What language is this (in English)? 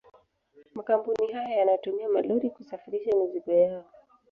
Swahili